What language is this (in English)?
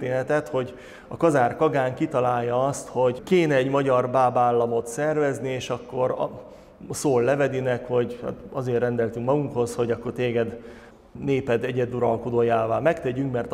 Hungarian